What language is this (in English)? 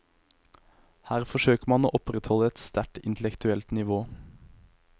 Norwegian